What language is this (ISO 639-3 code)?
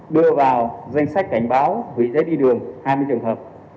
vie